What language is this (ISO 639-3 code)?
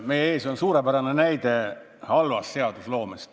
est